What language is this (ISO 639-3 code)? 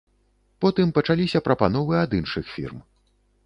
bel